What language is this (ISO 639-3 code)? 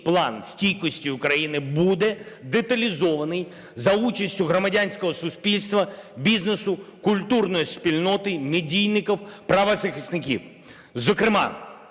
ukr